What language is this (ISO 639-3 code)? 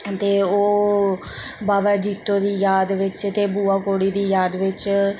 doi